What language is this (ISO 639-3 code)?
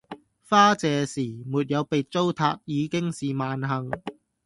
yue